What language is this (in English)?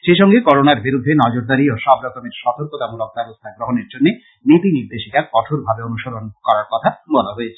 Bangla